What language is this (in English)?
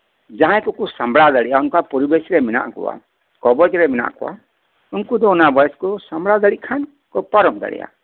Santali